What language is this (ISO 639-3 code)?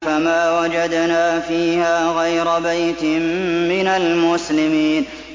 ara